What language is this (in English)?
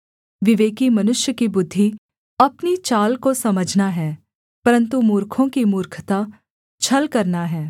Hindi